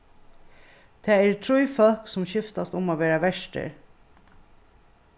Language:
Faroese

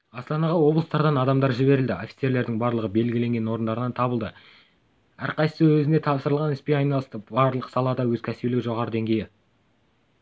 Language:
Kazakh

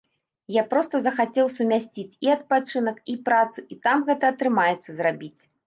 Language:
Belarusian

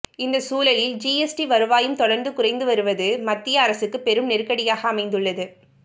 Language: Tamil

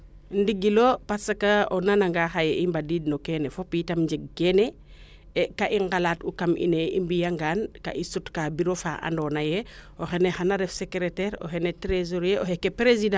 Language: Serer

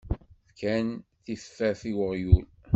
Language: Kabyle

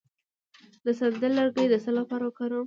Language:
Pashto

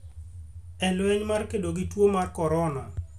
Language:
Luo (Kenya and Tanzania)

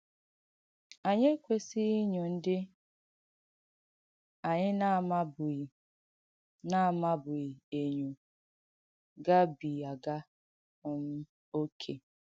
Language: Igbo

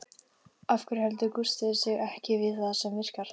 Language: Icelandic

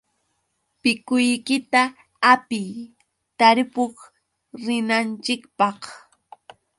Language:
Yauyos Quechua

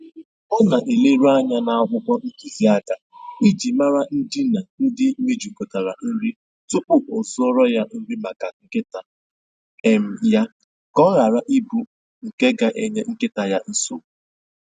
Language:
Igbo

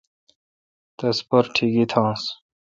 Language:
Kalkoti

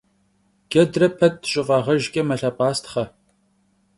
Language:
Kabardian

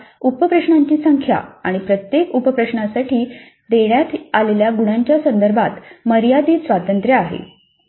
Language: Marathi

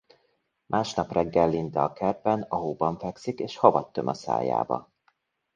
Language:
Hungarian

